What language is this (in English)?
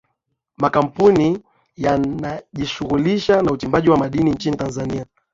Swahili